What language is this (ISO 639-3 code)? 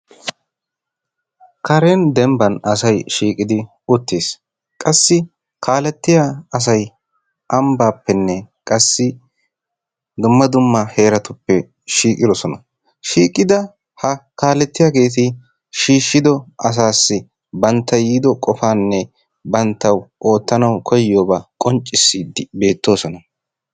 wal